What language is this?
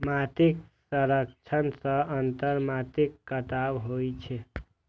Maithili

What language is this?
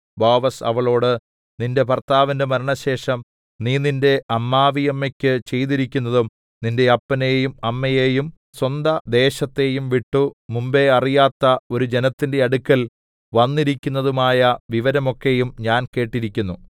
Malayalam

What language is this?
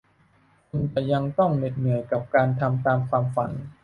Thai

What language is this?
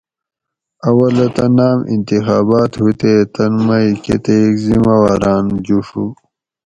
Gawri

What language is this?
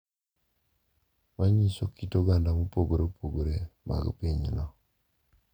Luo (Kenya and Tanzania)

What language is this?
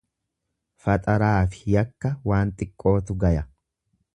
Oromo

